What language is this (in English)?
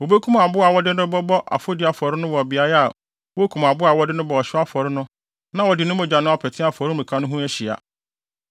Akan